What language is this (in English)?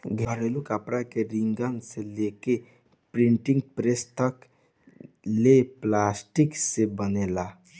Bhojpuri